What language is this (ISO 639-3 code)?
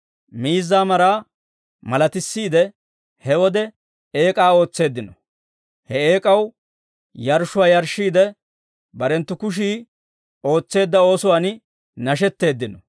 dwr